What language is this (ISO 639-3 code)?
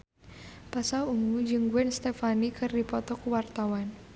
sun